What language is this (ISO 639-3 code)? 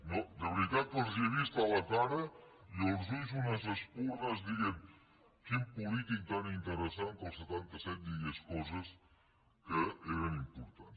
cat